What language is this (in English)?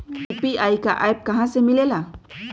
Magahi